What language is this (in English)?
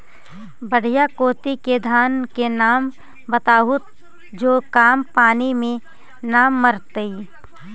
Magahi